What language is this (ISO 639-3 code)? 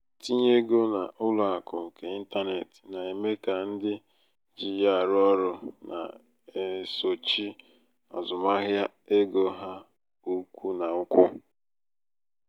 ibo